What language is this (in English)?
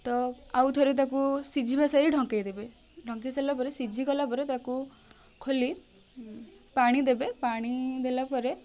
Odia